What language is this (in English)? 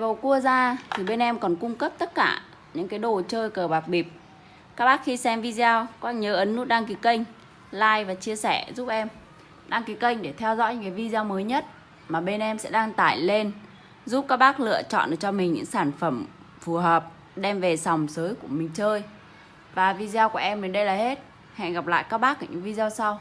Vietnamese